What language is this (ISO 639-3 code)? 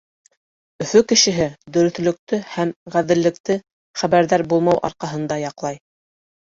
bak